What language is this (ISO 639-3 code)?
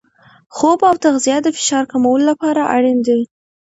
pus